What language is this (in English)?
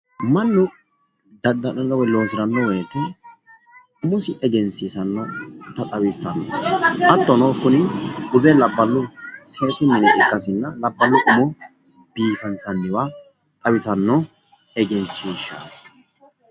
Sidamo